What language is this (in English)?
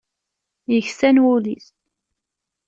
Kabyle